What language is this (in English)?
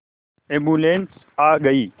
Hindi